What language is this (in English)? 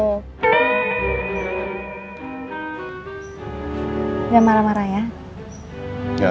Indonesian